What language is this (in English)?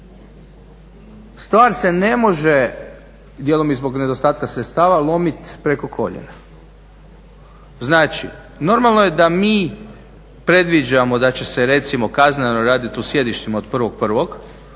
Croatian